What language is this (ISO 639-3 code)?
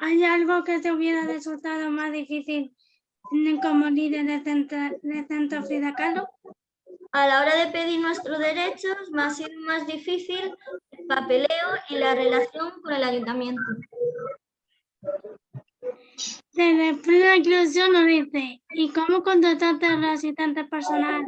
spa